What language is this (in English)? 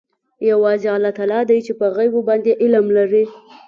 Pashto